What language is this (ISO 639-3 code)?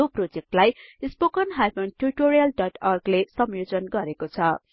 nep